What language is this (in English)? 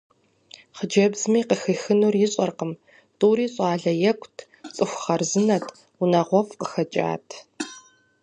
Kabardian